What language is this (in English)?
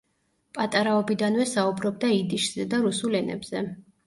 Georgian